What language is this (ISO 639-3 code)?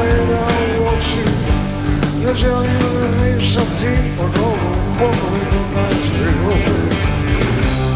hrv